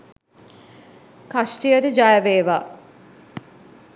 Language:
Sinhala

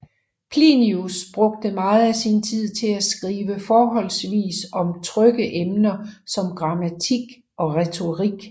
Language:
Danish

